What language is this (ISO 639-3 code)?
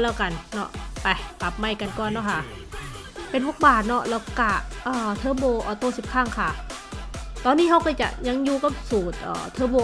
tha